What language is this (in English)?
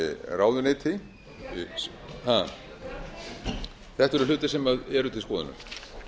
Icelandic